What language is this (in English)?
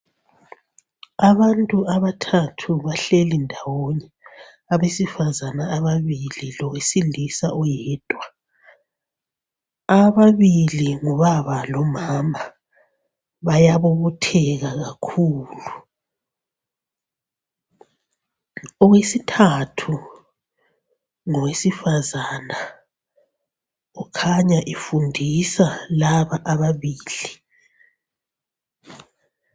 North Ndebele